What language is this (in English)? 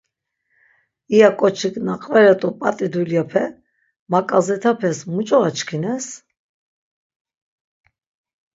Laz